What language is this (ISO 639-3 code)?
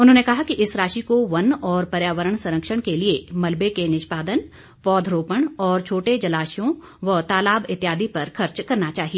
hin